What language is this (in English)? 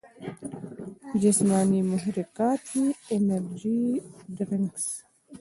Pashto